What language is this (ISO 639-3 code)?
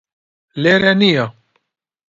ckb